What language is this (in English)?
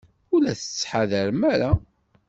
Kabyle